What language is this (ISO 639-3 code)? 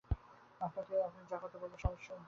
ben